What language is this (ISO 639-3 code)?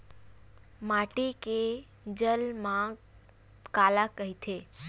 hne